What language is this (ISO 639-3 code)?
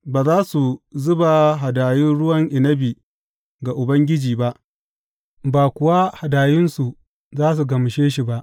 hau